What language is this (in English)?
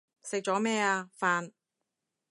Cantonese